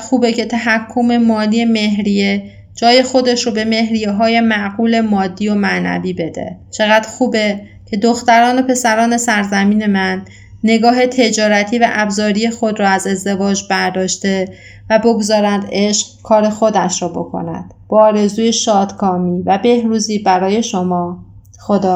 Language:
Persian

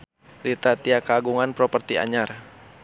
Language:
Sundanese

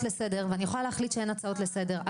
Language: Hebrew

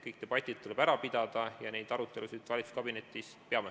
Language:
Estonian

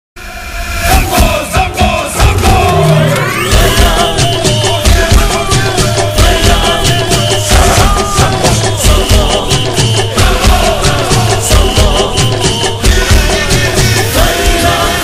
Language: Arabic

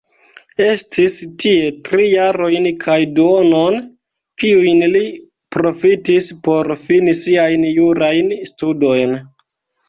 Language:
Esperanto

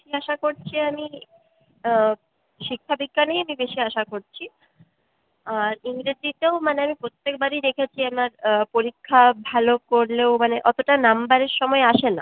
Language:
Bangla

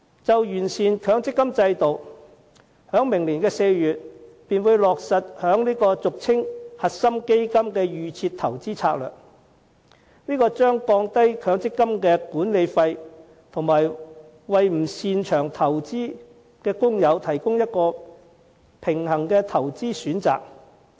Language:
Cantonese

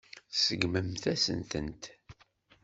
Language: Kabyle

